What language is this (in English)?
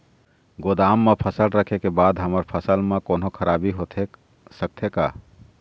Chhattisgarhi